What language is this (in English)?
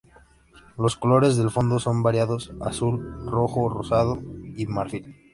Spanish